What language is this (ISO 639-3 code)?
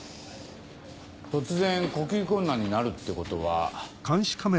jpn